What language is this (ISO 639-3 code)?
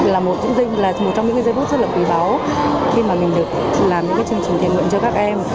vie